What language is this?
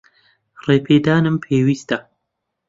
Central Kurdish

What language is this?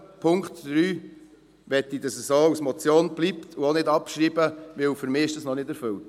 Swiss German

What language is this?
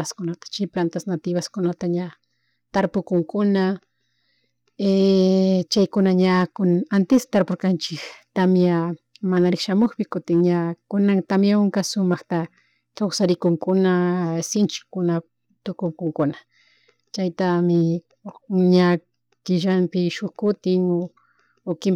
Chimborazo Highland Quichua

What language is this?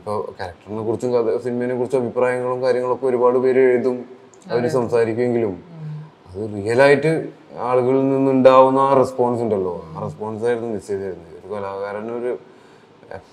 Malayalam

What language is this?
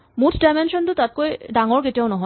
Assamese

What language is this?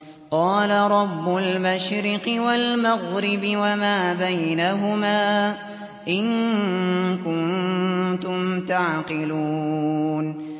Arabic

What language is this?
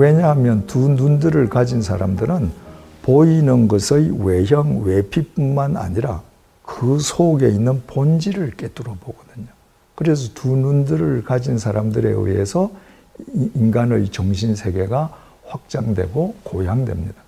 Korean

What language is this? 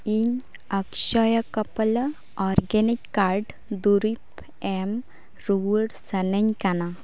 Santali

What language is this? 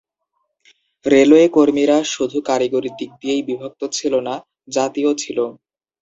Bangla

